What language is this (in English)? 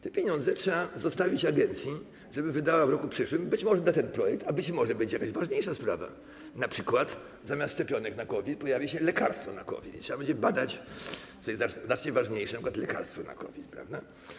Polish